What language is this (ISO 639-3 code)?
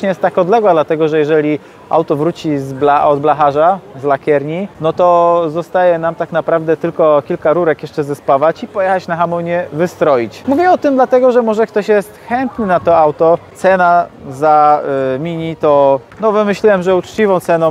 pol